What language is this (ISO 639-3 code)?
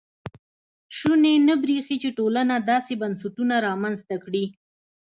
pus